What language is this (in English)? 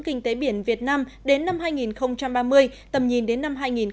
Vietnamese